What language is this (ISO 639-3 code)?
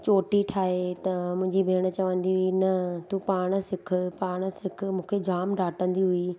snd